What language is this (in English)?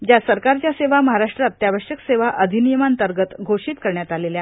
Marathi